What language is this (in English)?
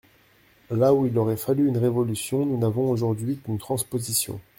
French